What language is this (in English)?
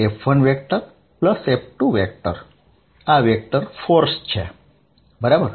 Gujarati